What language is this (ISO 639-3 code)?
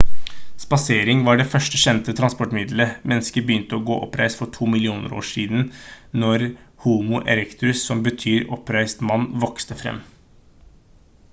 nob